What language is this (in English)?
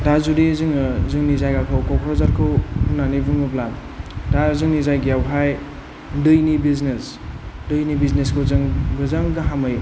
Bodo